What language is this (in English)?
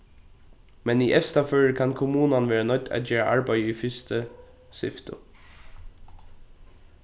Faroese